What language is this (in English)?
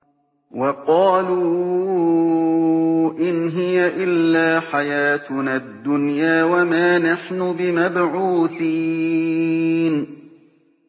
Arabic